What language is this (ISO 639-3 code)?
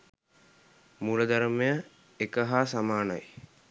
sin